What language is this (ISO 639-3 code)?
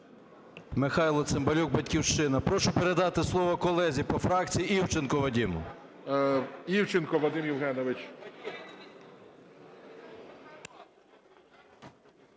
ukr